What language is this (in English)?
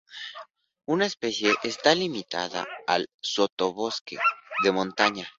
Spanish